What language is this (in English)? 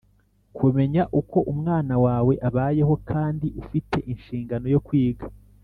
Kinyarwanda